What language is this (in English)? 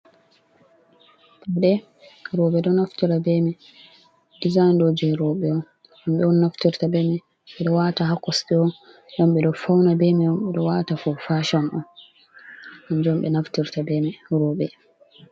Fula